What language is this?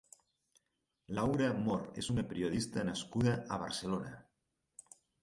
Catalan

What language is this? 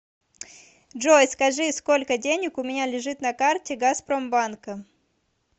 Russian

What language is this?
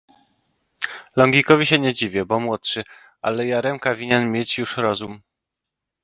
Polish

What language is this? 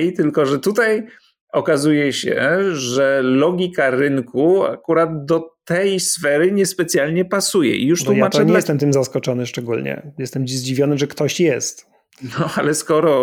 Polish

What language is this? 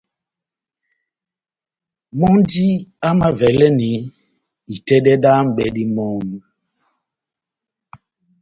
Batanga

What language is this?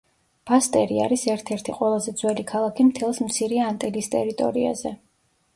Georgian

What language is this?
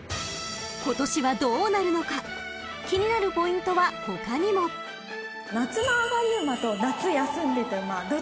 Japanese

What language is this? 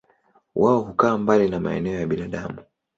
Swahili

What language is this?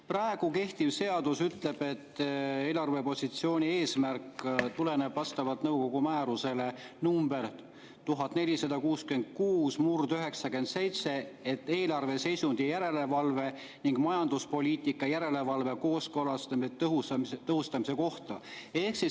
Estonian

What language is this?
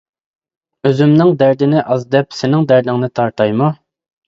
Uyghur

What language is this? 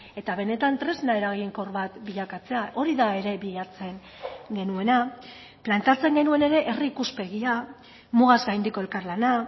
Basque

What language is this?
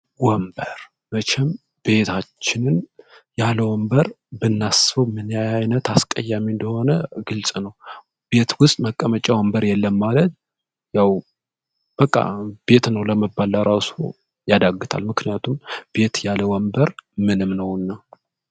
Amharic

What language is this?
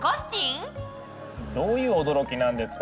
Japanese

